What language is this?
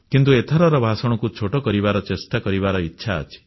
Odia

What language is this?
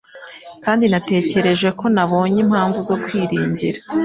Kinyarwanda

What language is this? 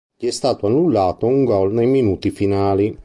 Italian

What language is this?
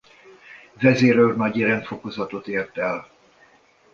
Hungarian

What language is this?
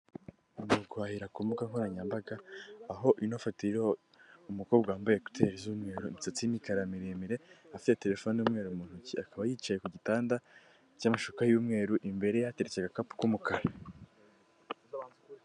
Kinyarwanda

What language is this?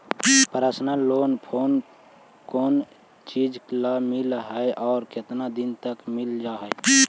Magahi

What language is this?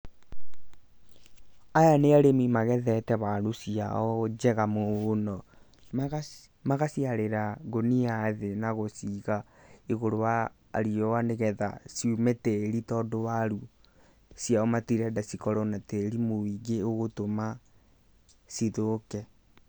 Kikuyu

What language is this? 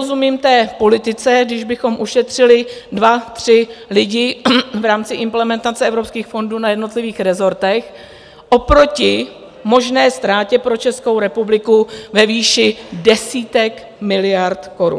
Czech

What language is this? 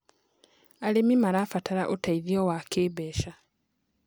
Kikuyu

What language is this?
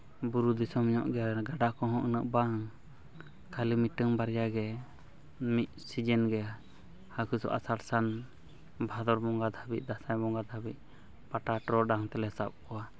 Santali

